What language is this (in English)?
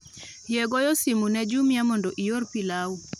Luo (Kenya and Tanzania)